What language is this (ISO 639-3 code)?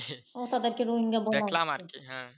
ben